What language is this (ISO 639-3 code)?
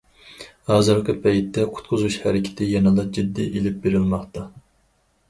uig